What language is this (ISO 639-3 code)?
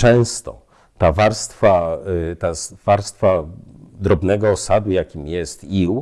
pol